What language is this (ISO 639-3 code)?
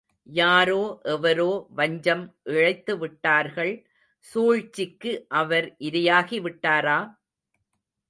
tam